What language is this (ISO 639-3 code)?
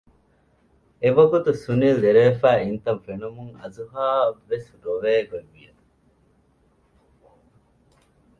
div